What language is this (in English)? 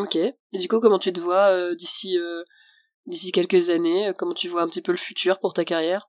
French